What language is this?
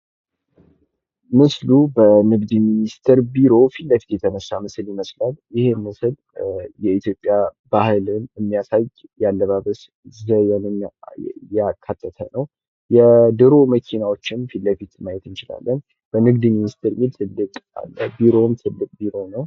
Amharic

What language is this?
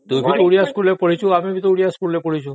Odia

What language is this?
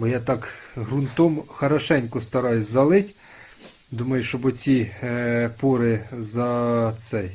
Ukrainian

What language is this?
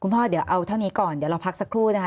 Thai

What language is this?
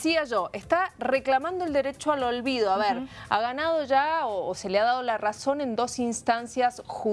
Spanish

